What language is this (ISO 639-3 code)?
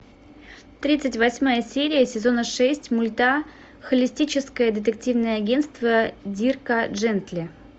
rus